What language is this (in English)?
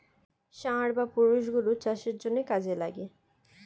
Bangla